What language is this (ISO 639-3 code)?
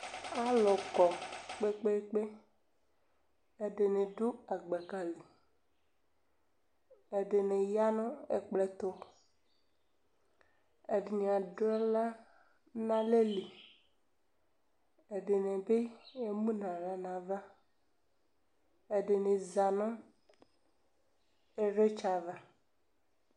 kpo